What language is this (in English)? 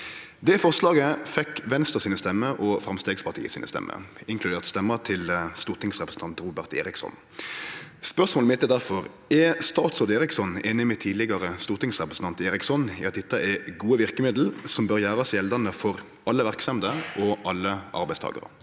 Norwegian